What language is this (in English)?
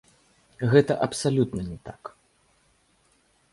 Belarusian